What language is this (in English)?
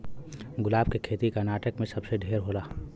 Bhojpuri